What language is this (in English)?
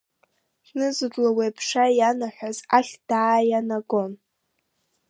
Abkhazian